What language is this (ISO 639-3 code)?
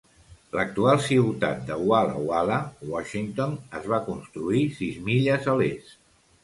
cat